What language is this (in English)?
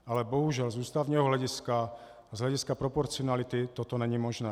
Czech